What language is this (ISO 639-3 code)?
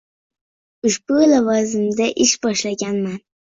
uzb